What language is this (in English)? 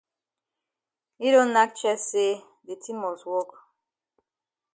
Cameroon Pidgin